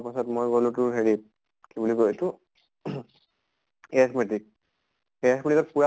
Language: Assamese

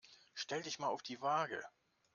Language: German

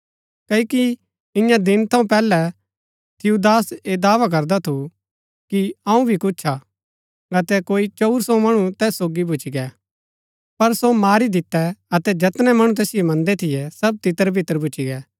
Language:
Gaddi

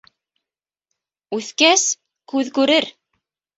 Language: Bashkir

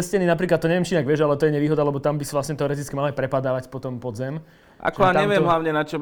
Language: Slovak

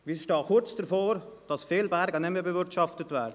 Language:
Swiss German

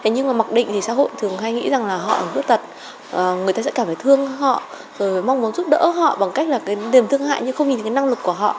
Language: Vietnamese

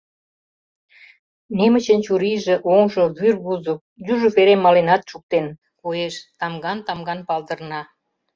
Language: Mari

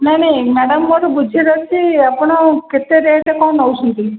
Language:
Odia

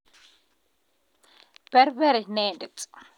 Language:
Kalenjin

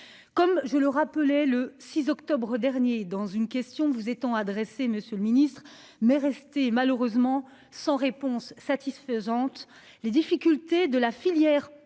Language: French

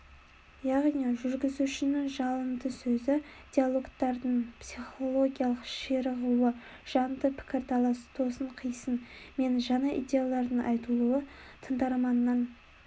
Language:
Kazakh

